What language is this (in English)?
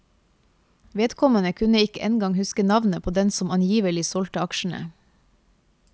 Norwegian